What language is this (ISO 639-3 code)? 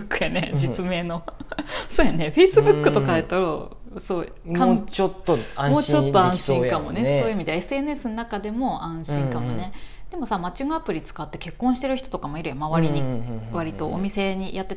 jpn